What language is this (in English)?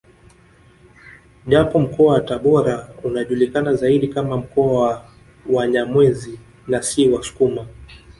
Swahili